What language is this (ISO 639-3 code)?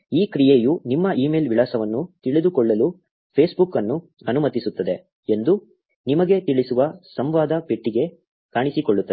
kan